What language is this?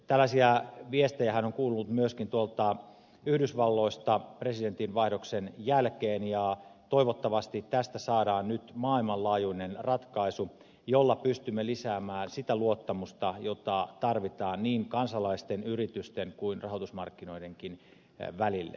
Finnish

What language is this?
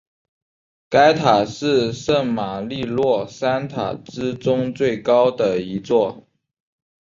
Chinese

